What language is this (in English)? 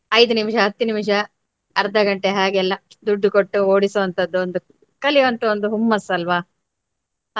Kannada